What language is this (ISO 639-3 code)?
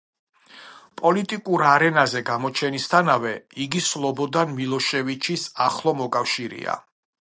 kat